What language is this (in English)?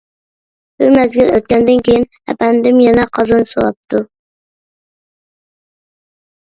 Uyghur